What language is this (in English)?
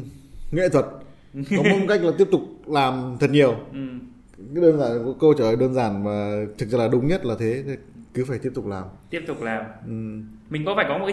Vietnamese